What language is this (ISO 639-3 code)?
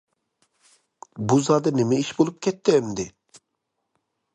uig